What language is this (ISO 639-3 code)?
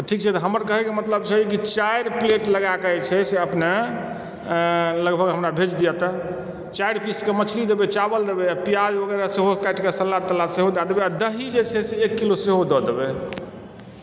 mai